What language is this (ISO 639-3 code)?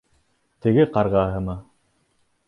bak